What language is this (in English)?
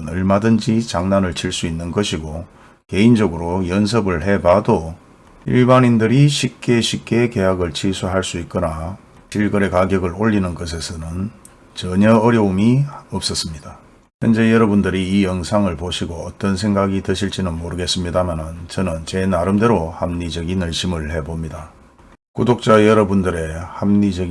Korean